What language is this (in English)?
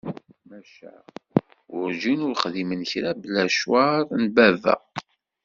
Kabyle